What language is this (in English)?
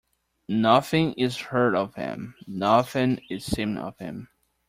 English